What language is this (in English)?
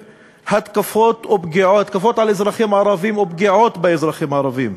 Hebrew